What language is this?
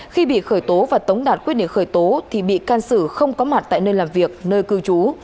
Vietnamese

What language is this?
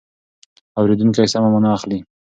Pashto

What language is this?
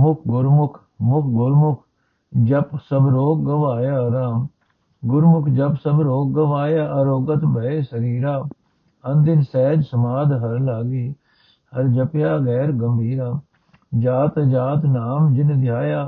Punjabi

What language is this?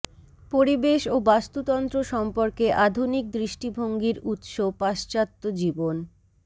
Bangla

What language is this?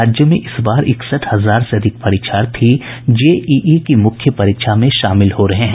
Hindi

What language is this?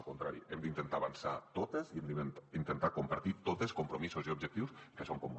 Catalan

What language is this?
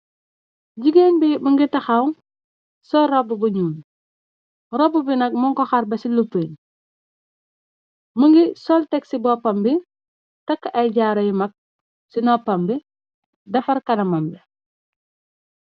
Wolof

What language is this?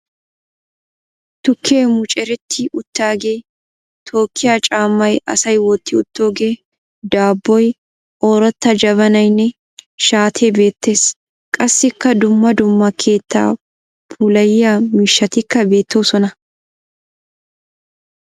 Wolaytta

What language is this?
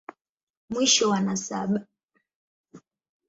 Swahili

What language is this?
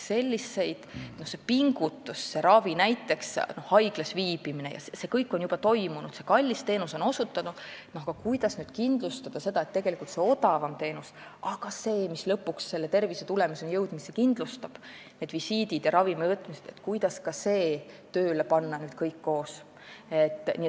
Estonian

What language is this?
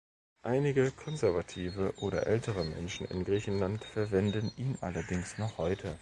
German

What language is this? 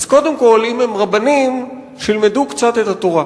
Hebrew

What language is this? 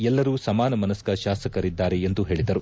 Kannada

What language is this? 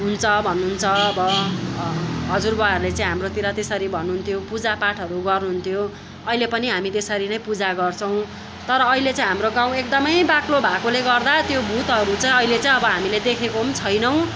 Nepali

